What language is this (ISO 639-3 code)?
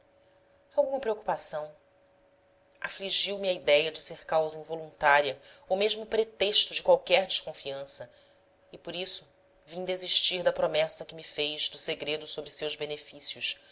por